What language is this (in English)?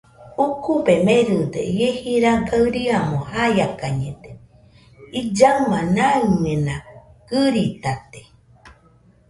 Nüpode Huitoto